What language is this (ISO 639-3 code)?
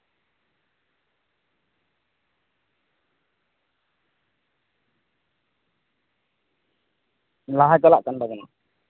sat